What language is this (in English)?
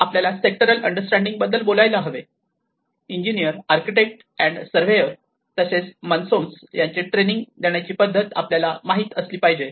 Marathi